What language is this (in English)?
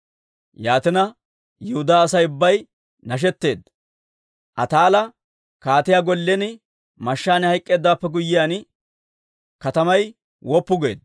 Dawro